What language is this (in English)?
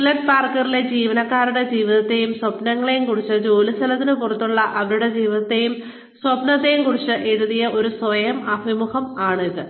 Malayalam